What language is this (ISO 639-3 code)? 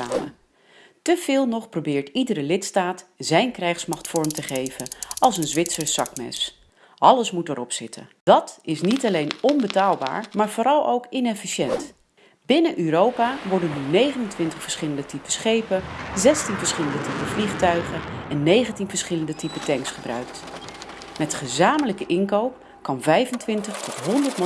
nld